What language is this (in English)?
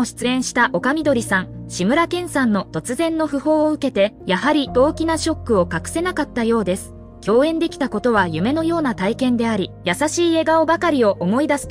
Japanese